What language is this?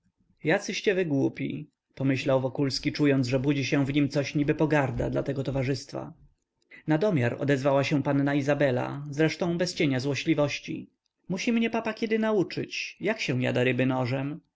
Polish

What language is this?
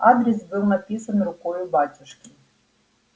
Russian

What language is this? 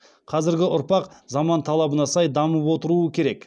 Kazakh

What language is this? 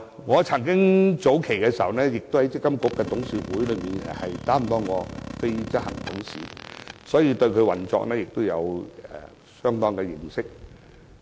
Cantonese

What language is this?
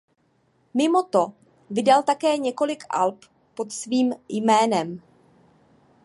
Czech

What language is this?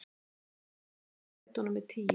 Icelandic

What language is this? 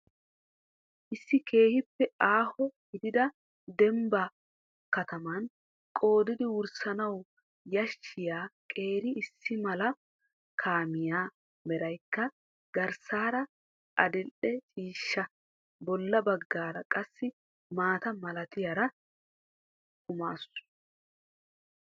Wolaytta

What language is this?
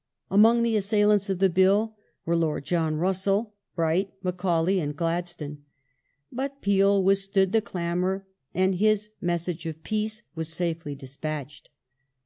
English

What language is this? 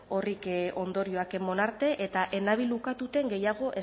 Basque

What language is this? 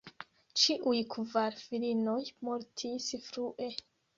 Esperanto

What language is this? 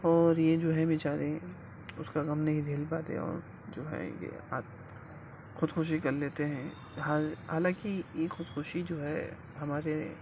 Urdu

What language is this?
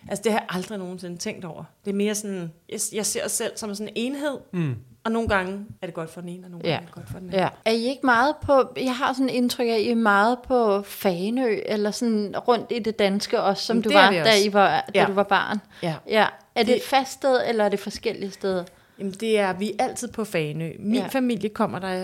Danish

